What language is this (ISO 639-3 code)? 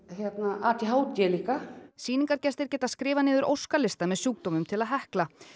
isl